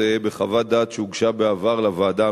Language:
Hebrew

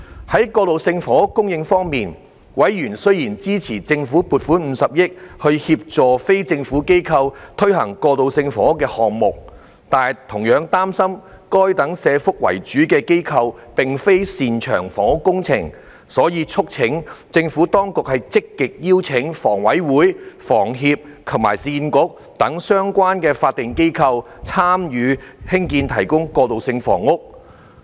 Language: Cantonese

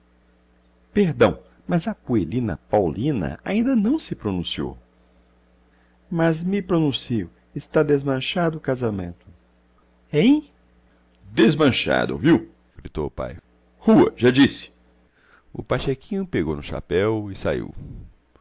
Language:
Portuguese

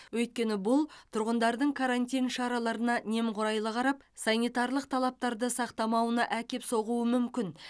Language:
Kazakh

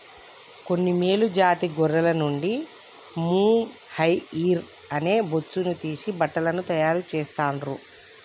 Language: Telugu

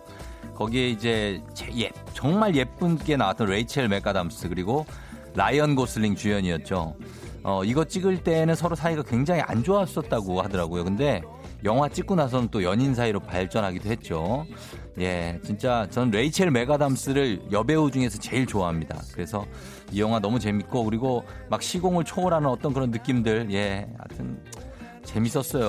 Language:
Korean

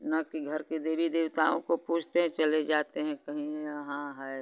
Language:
Hindi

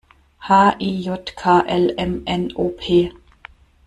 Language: German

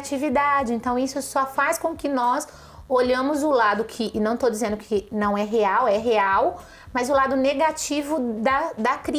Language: Portuguese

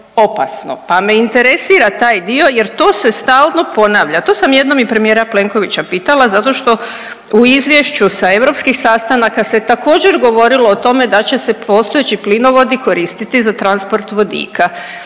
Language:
Croatian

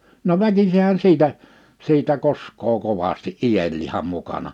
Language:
Finnish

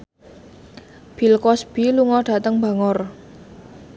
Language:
Javanese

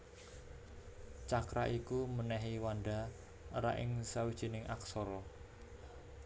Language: Javanese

